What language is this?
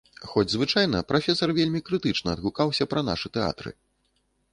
Belarusian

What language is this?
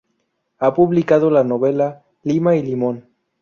Spanish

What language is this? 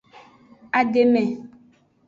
Aja (Benin)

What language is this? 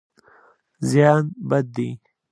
Pashto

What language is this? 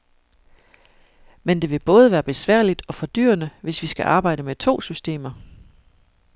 Danish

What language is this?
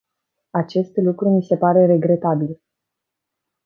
Romanian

